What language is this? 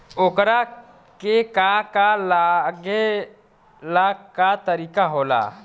Bhojpuri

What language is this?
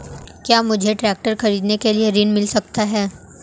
Hindi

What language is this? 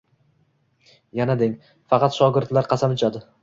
Uzbek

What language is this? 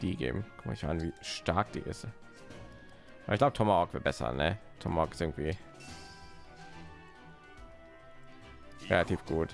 German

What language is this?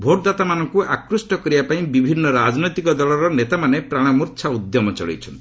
Odia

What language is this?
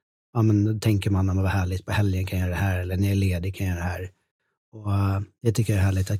Swedish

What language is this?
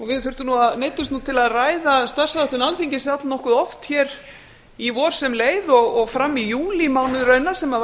Icelandic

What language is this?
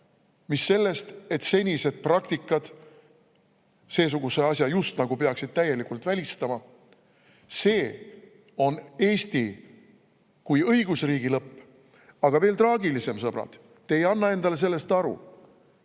Estonian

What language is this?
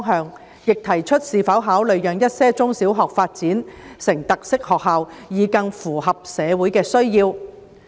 Cantonese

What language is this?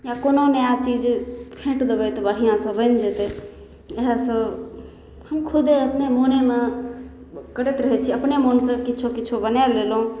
Maithili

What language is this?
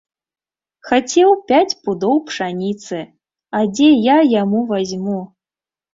Belarusian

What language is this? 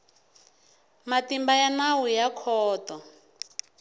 Tsonga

